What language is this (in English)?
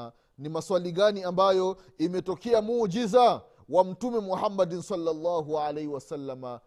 Swahili